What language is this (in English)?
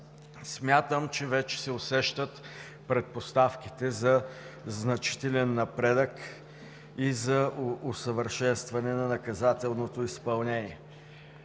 Bulgarian